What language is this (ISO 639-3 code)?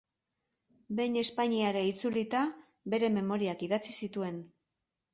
eus